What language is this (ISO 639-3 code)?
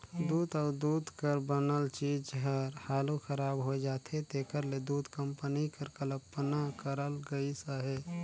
hne